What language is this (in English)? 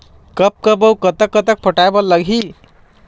Chhattisgarhi